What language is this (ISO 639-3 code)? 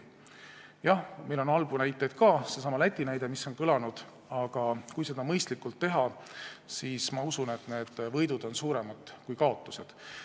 est